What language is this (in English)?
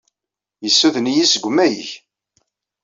Kabyle